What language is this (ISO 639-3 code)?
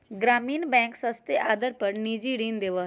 mag